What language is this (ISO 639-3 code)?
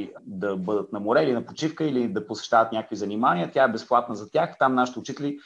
bul